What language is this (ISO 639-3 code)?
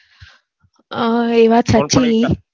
guj